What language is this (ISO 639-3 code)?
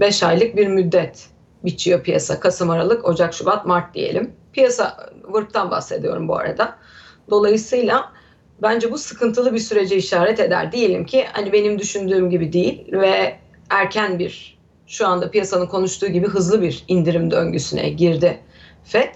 tur